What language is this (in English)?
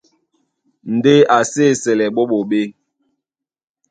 Duala